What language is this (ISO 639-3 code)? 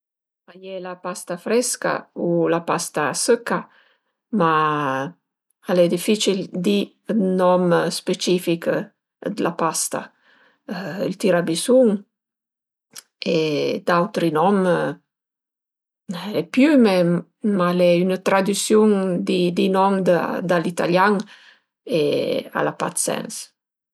pms